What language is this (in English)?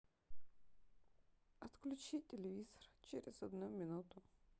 Russian